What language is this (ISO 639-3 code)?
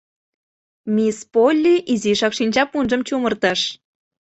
chm